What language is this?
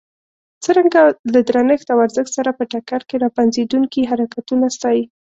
Pashto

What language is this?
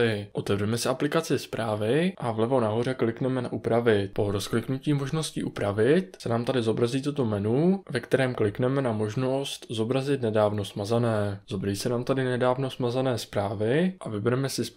Czech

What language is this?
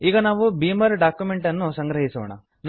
Kannada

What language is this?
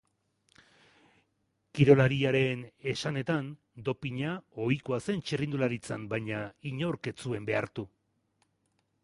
Basque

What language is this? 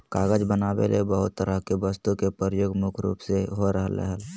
Magahi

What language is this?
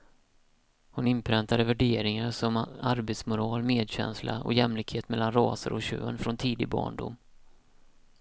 Swedish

